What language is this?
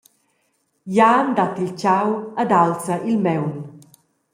Romansh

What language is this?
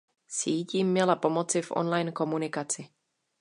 Czech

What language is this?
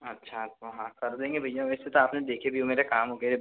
Hindi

